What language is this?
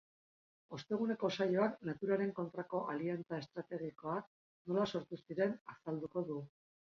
Basque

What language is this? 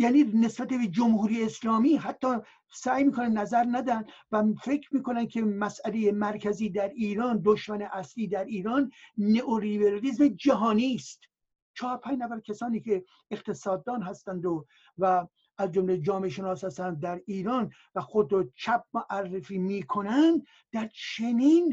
Persian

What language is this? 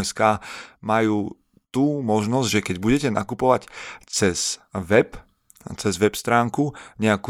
Slovak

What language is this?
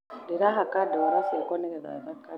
Kikuyu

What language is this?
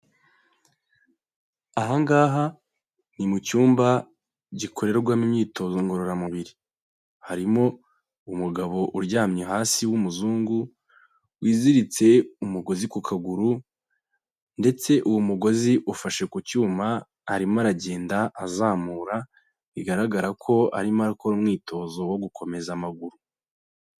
Kinyarwanda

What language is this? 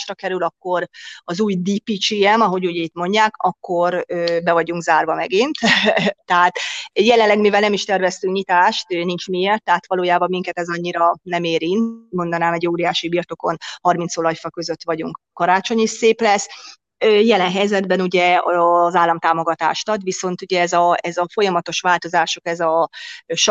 Hungarian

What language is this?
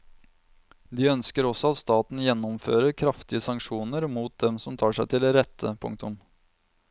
Norwegian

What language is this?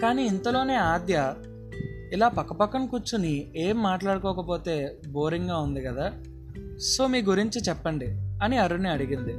Telugu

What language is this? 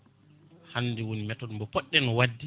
Fula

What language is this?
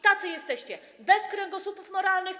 Polish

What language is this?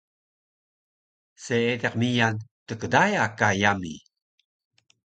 Taroko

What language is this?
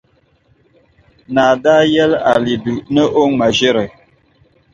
Dagbani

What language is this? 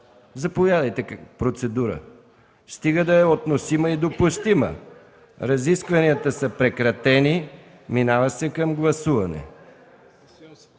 Bulgarian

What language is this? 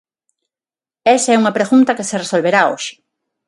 Galician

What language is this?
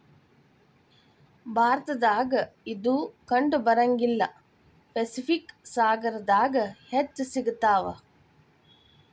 Kannada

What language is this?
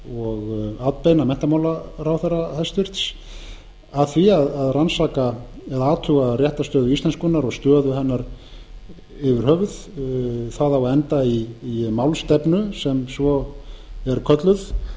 Icelandic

